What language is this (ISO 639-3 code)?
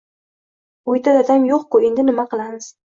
uzb